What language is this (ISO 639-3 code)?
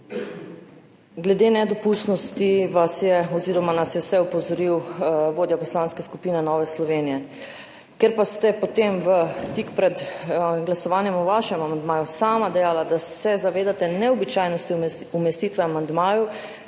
slv